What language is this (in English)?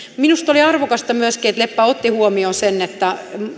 Finnish